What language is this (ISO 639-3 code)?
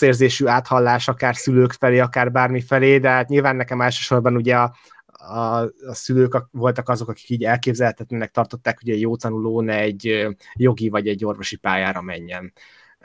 hun